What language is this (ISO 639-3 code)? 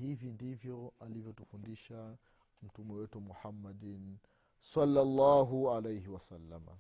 swa